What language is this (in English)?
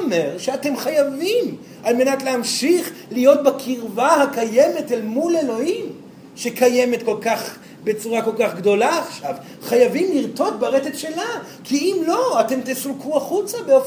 Hebrew